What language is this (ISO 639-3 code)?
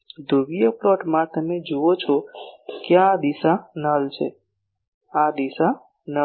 guj